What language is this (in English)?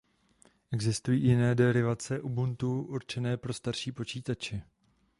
Czech